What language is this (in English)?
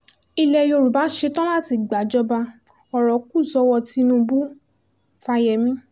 Yoruba